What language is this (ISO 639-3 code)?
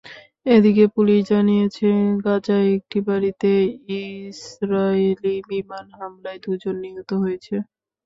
ben